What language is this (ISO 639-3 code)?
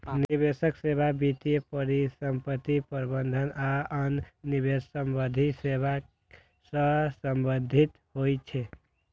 mai